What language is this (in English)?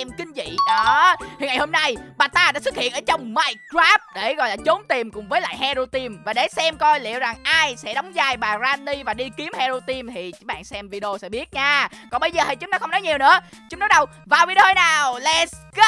Vietnamese